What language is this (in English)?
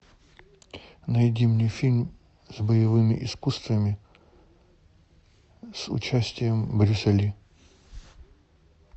Russian